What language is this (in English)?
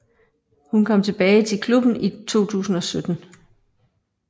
Danish